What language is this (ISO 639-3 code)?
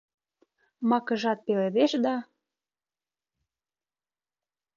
chm